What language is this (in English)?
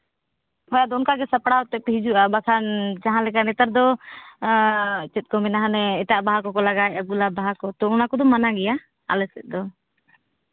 Santali